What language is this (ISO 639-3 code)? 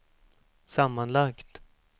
swe